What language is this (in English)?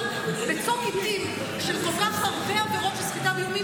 Hebrew